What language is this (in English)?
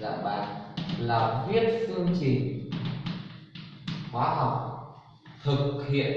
Vietnamese